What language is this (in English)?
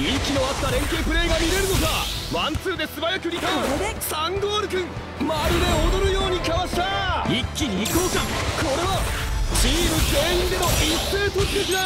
Japanese